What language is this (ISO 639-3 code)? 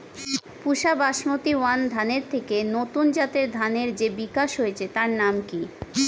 ben